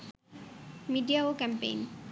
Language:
Bangla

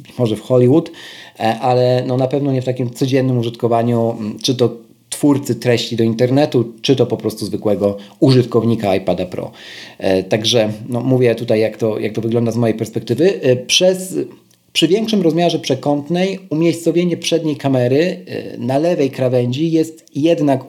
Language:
Polish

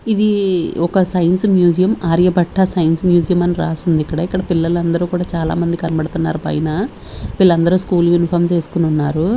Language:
Telugu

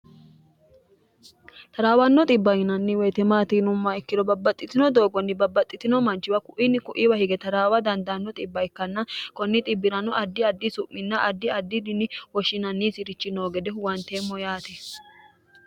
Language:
Sidamo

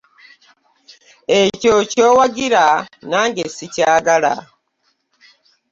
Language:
Ganda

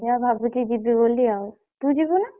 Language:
Odia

